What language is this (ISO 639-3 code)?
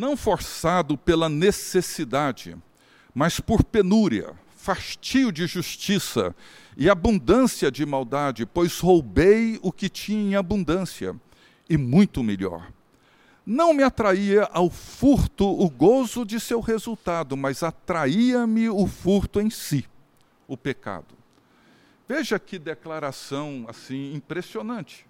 por